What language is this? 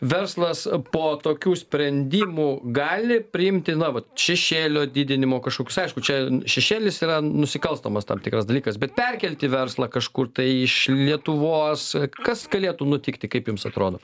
Lithuanian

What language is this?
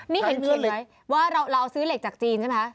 Thai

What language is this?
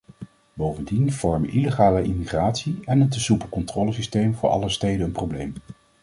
Dutch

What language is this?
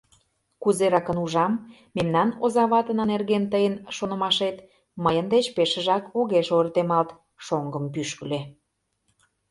Mari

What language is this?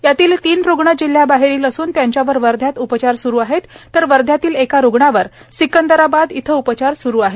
Marathi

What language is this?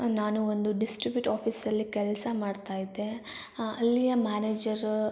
Kannada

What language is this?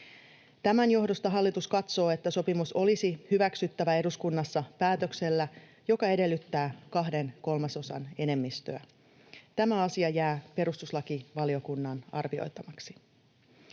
Finnish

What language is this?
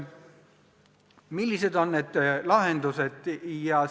Estonian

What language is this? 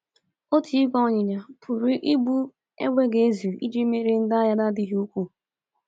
Igbo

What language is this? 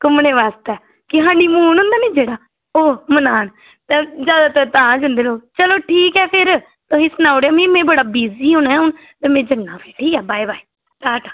Dogri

